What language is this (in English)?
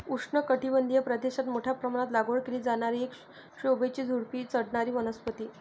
Marathi